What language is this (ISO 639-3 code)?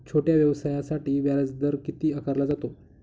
mar